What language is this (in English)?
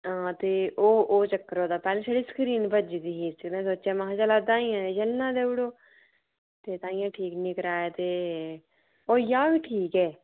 Dogri